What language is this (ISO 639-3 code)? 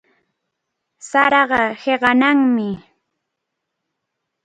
qvl